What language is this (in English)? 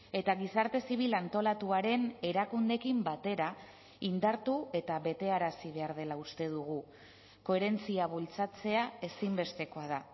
Basque